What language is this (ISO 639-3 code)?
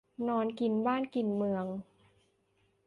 tha